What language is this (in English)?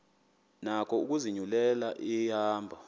Xhosa